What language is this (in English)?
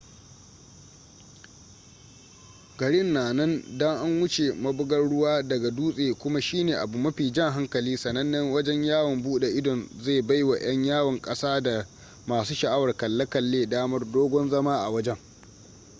Hausa